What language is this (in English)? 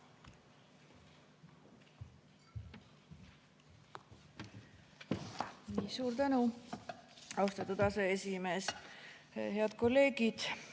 Estonian